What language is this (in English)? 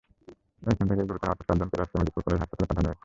Bangla